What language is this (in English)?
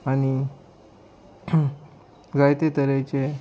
Konkani